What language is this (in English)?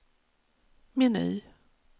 Swedish